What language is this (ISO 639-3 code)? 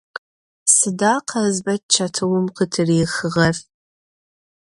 ady